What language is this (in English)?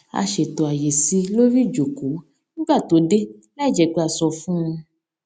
Yoruba